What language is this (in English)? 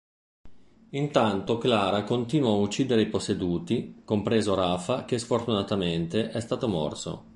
Italian